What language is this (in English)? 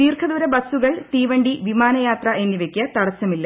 Malayalam